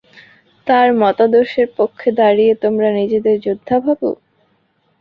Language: Bangla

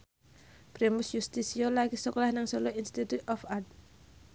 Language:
Javanese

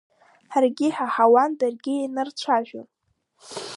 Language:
Abkhazian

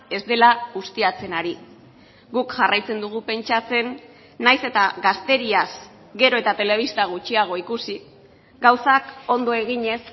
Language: Basque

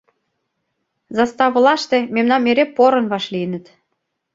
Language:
Mari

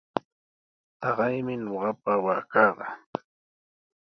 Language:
Sihuas Ancash Quechua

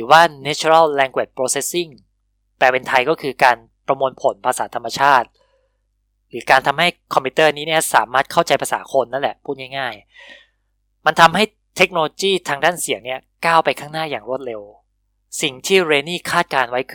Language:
Thai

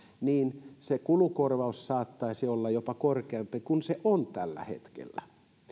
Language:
Finnish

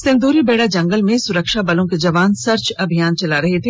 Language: Hindi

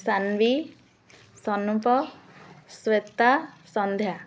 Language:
Odia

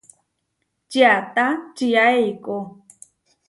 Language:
Huarijio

